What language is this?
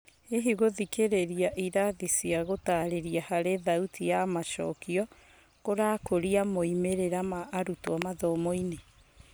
Kikuyu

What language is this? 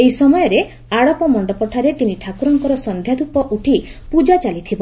Odia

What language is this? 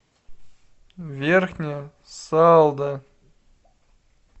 Russian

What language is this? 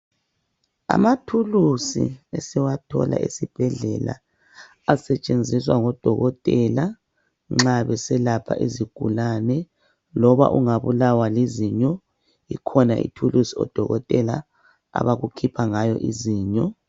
North Ndebele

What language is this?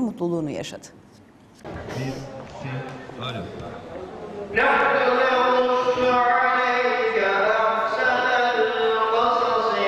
Turkish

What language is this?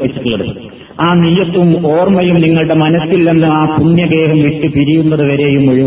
Malayalam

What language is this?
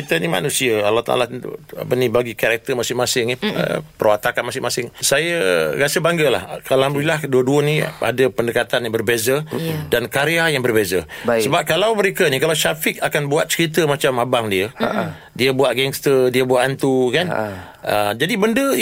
Malay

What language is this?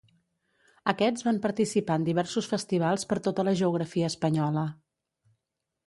Catalan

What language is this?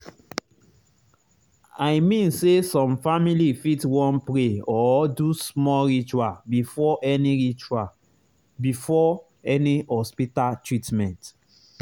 Nigerian Pidgin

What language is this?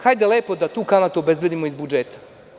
Serbian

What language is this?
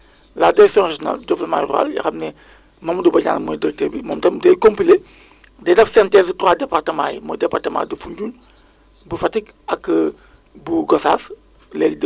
Wolof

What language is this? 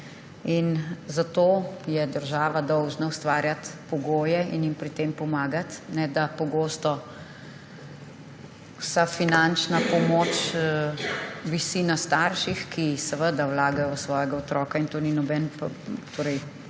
Slovenian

